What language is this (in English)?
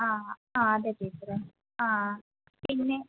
Malayalam